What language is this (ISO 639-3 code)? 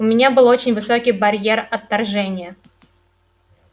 rus